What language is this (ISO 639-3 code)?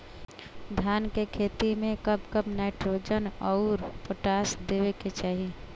bho